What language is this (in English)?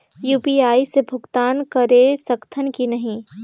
Chhattisgarhi